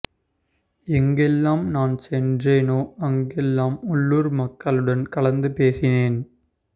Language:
Tamil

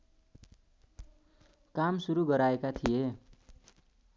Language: Nepali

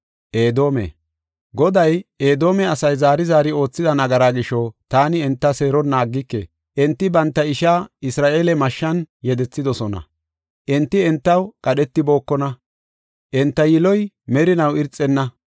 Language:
Gofa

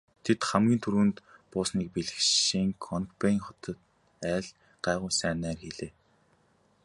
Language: Mongolian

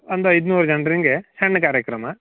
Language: Kannada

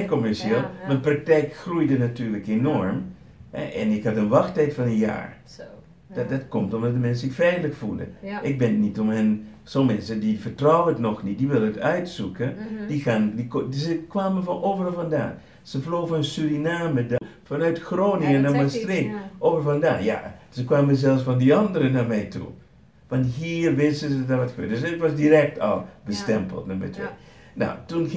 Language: Dutch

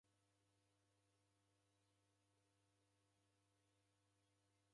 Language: Taita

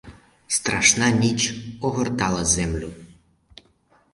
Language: Ukrainian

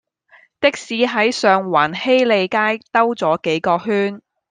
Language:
Cantonese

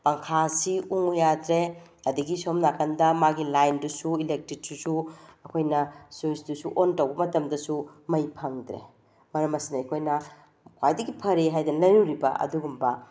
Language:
Manipuri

